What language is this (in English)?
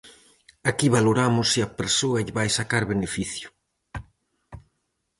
Galician